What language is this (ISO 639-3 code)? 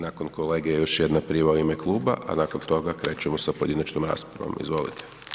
hrv